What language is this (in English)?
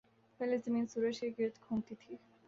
Urdu